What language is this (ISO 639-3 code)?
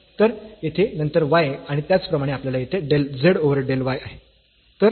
mar